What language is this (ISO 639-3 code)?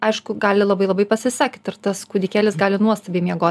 lit